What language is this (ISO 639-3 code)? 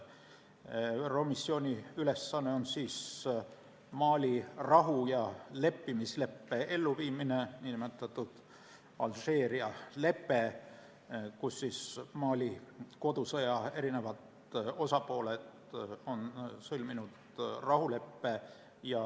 est